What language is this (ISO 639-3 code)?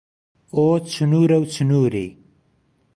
ckb